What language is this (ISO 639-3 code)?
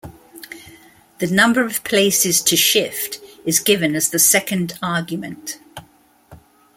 eng